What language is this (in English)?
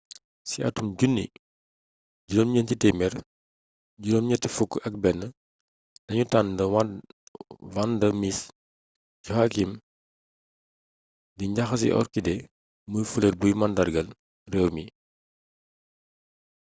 Wolof